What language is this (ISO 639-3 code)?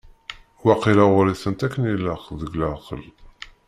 kab